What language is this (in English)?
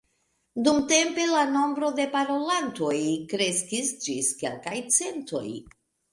Esperanto